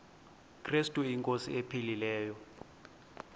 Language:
Xhosa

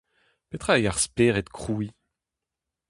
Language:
Breton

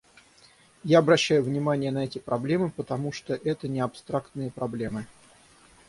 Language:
Russian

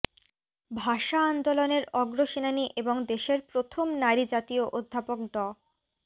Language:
Bangla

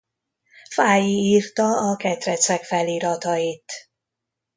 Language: Hungarian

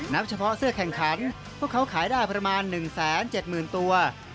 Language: Thai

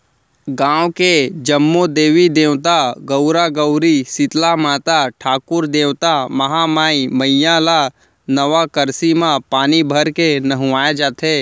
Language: Chhattisgarhi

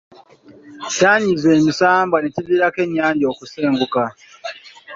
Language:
Ganda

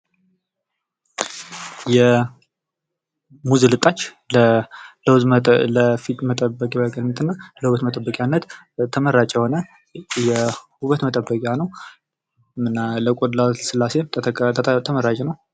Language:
Amharic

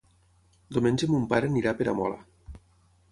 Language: Catalan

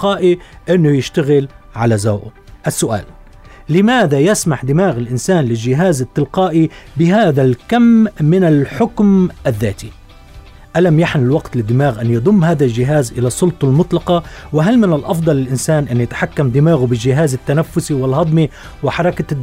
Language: Arabic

